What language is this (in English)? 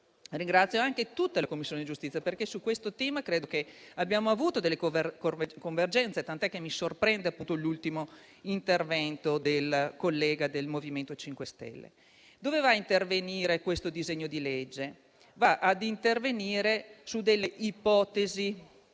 Italian